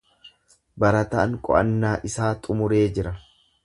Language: Oromo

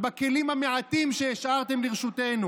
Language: Hebrew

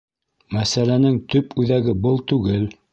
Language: Bashkir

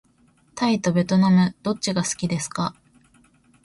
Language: Japanese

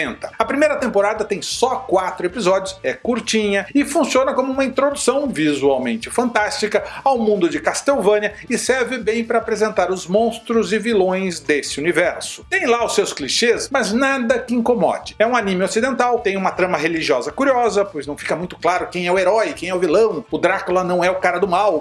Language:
Portuguese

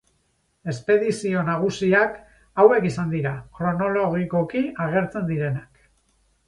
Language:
Basque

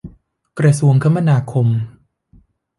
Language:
Thai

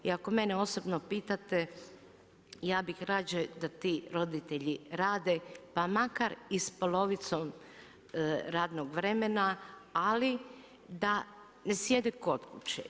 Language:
Croatian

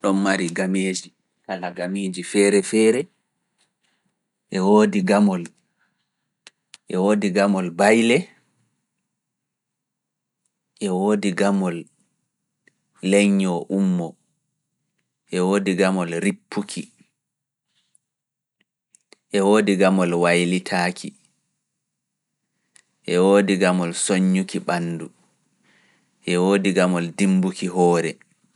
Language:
Fula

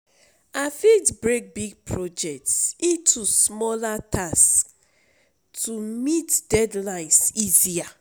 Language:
Nigerian Pidgin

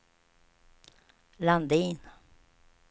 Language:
Swedish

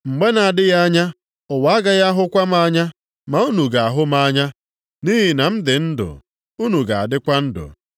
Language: Igbo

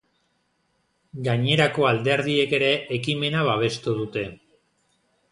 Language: Basque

